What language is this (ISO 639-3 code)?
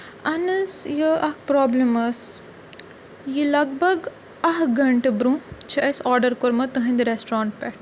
kas